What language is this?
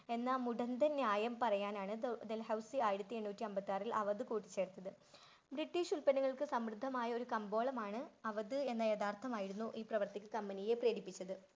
Malayalam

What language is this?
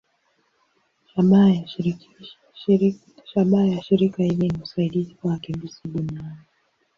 Swahili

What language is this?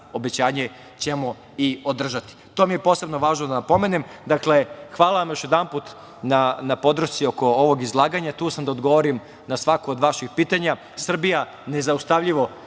Serbian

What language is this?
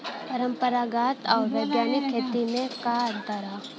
Bhojpuri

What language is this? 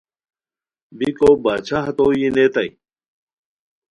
Khowar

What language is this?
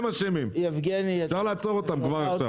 Hebrew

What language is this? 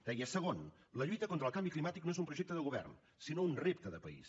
Catalan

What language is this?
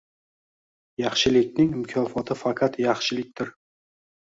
Uzbek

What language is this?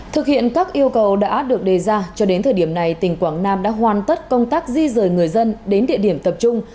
Vietnamese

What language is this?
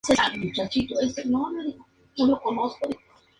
Spanish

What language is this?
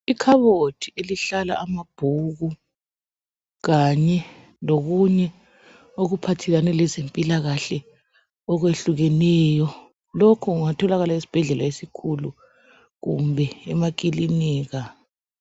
North Ndebele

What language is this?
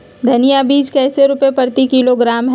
Magahi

